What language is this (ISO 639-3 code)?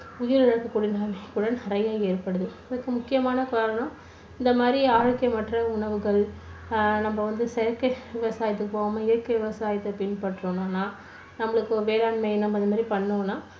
tam